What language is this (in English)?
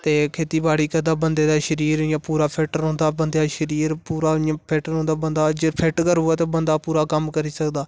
Dogri